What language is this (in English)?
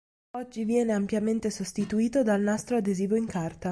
Italian